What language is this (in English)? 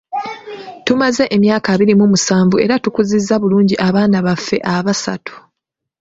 Ganda